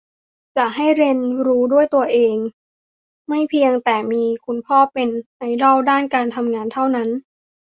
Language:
Thai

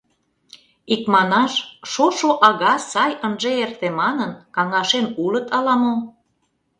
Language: Mari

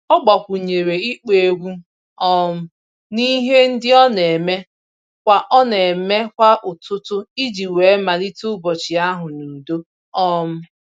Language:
Igbo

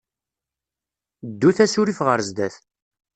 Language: Kabyle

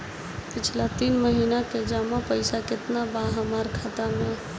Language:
Bhojpuri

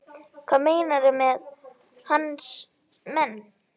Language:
Icelandic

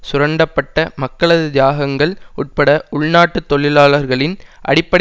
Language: Tamil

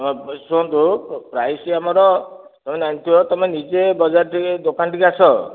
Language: Odia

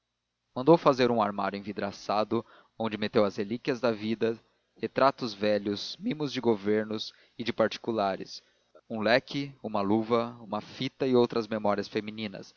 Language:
Portuguese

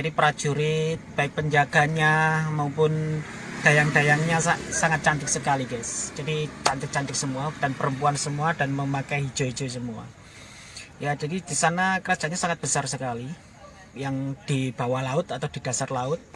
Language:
Indonesian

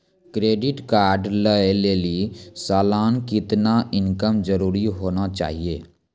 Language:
Maithili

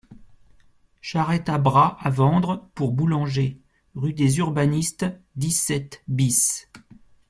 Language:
French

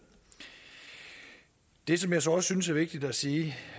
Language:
Danish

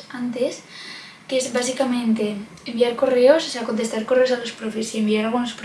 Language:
Spanish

